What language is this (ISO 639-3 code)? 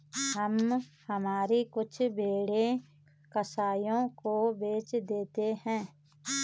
hin